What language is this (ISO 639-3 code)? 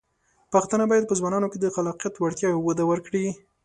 pus